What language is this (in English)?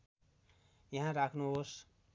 Nepali